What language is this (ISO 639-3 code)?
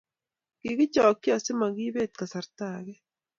kln